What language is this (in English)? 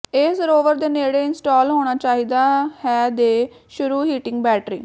Punjabi